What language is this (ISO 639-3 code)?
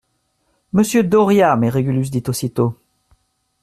fra